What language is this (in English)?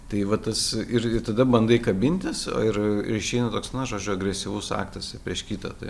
Lithuanian